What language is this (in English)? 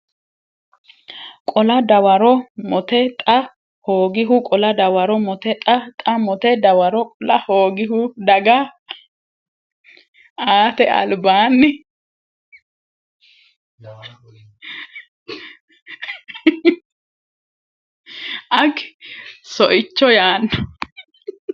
Sidamo